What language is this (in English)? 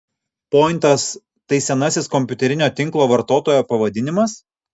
Lithuanian